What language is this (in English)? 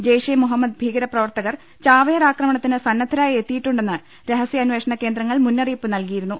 Malayalam